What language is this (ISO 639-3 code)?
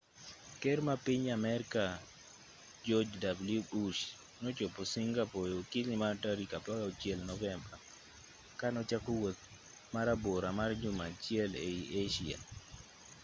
luo